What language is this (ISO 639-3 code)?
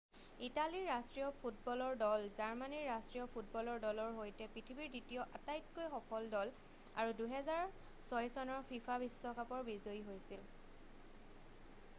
asm